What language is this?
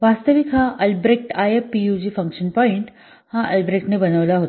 Marathi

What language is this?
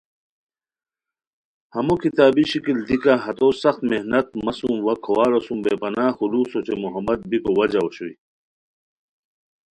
Khowar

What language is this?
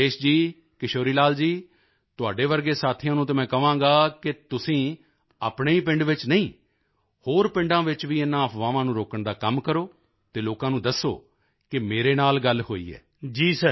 Punjabi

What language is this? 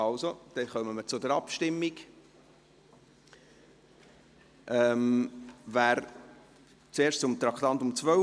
Swiss German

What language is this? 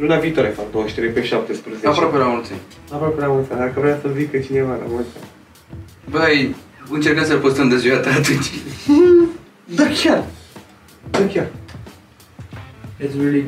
Romanian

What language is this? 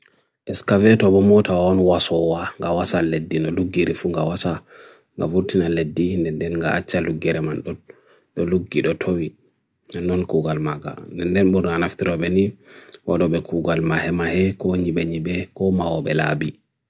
Bagirmi Fulfulde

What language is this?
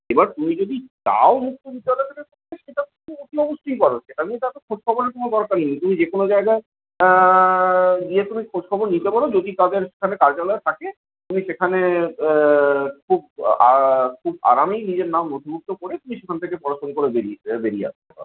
Bangla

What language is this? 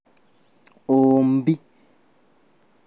Kikuyu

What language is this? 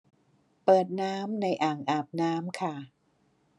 Thai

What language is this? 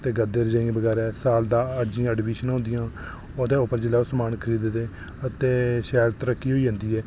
Dogri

